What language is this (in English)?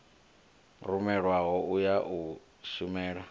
Venda